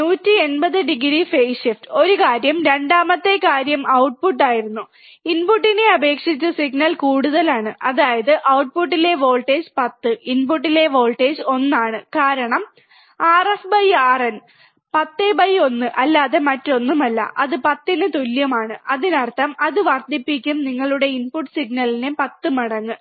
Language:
Malayalam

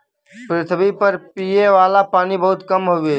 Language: Bhojpuri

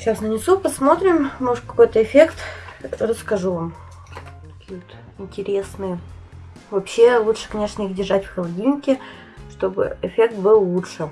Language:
Russian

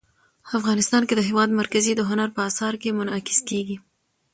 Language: Pashto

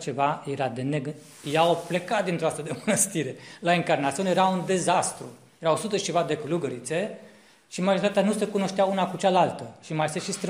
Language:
Romanian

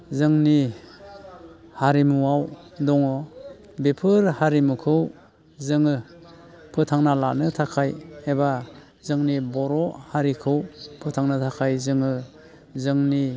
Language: Bodo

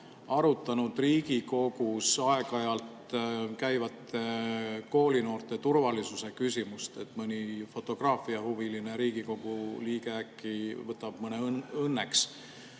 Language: Estonian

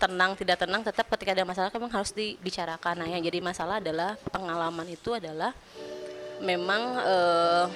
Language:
Indonesian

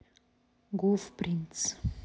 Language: Russian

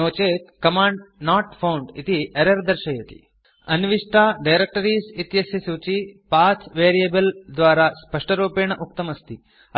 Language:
Sanskrit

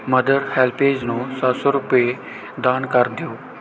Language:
Punjabi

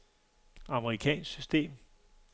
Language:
Danish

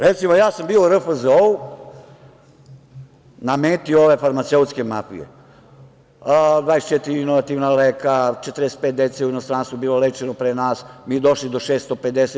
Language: Serbian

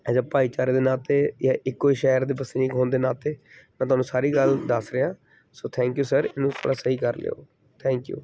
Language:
Punjabi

